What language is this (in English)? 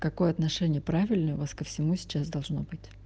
Russian